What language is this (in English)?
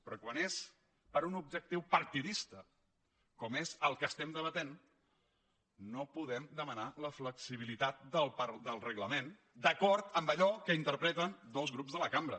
Catalan